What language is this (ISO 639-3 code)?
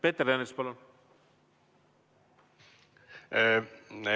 est